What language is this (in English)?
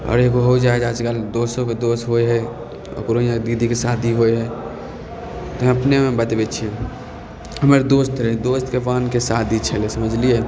Maithili